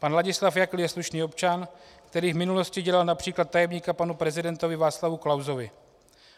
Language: Czech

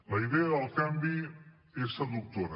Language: Catalan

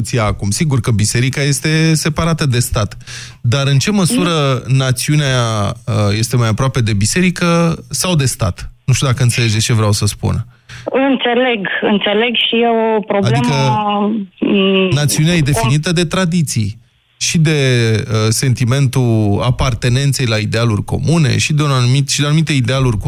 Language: Romanian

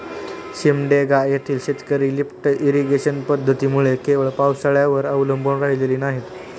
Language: Marathi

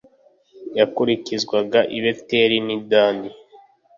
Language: Kinyarwanda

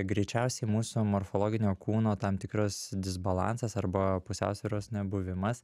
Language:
Lithuanian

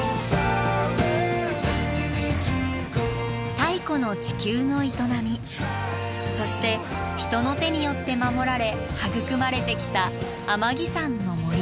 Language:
Japanese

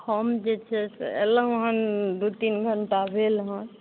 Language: Maithili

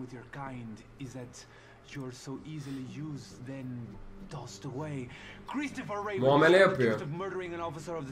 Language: Turkish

